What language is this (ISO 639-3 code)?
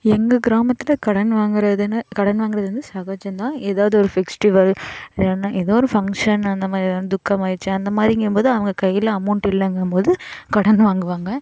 tam